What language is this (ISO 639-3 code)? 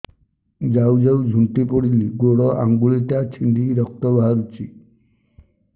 ori